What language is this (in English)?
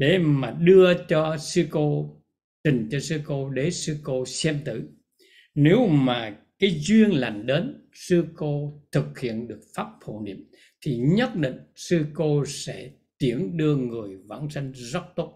Vietnamese